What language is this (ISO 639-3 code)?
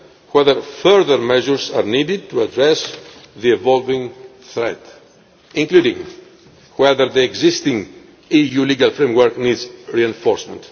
eng